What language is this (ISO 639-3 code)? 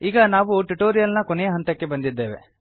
kan